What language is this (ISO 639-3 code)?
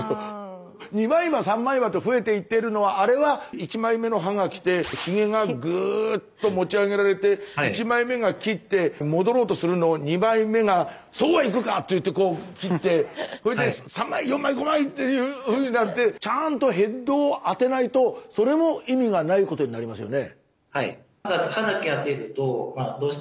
jpn